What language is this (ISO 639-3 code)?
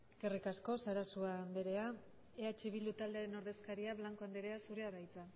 eus